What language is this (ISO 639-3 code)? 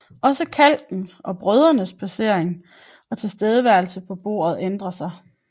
dan